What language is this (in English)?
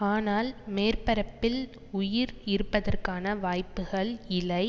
Tamil